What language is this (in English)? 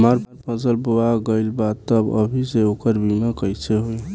Bhojpuri